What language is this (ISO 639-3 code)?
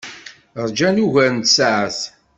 kab